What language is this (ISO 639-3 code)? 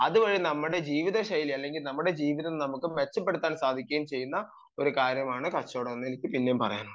mal